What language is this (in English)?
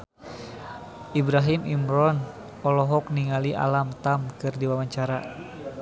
Sundanese